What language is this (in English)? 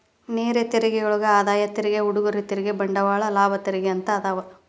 Kannada